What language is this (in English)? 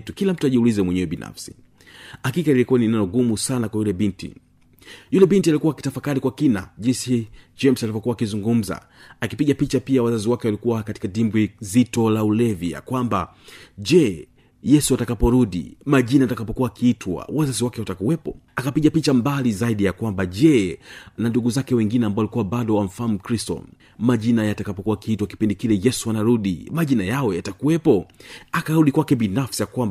Swahili